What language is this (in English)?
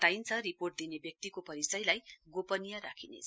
Nepali